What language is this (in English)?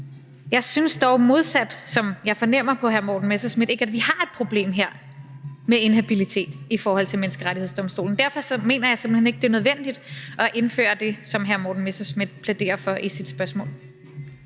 Danish